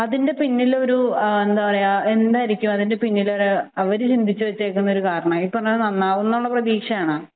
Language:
Malayalam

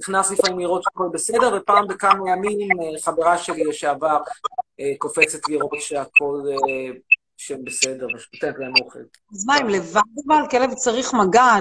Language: Hebrew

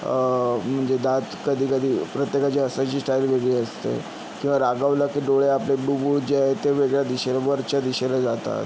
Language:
Marathi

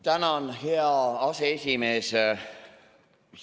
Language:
Estonian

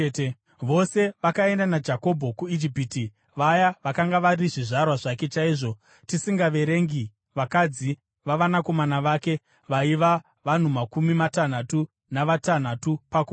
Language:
Shona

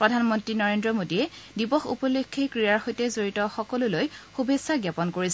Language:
Assamese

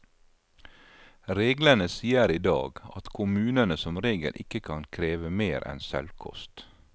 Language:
Norwegian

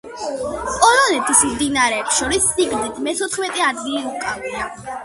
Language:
Georgian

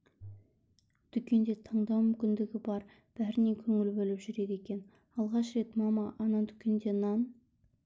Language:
Kazakh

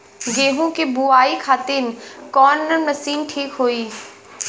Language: Bhojpuri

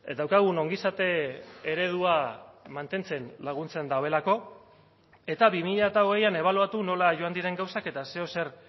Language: Basque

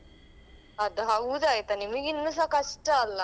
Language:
Kannada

